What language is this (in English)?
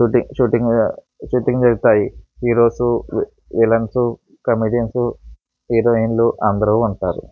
Telugu